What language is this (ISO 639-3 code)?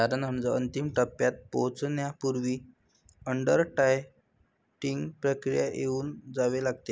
mar